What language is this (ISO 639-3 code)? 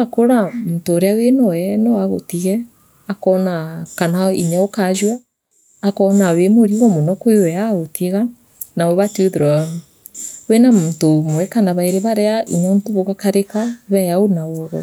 mer